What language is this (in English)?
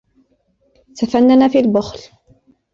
Arabic